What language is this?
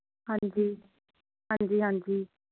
Punjabi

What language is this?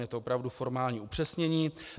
Czech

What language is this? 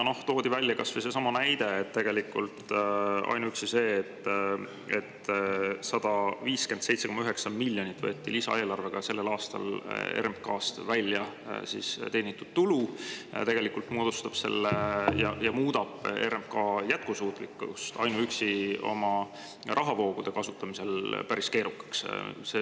Estonian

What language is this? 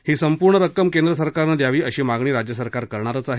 Marathi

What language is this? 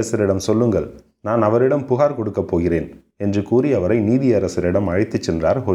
Tamil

